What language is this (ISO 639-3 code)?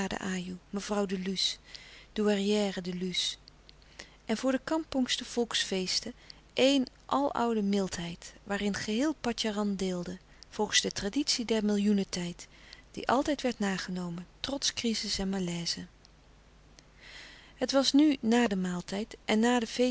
nld